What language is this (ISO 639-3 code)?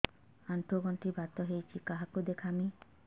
ori